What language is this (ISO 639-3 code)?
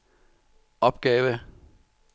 dan